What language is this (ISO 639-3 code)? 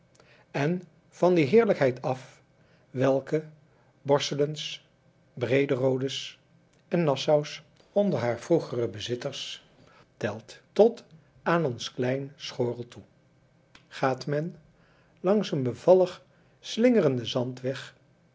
nld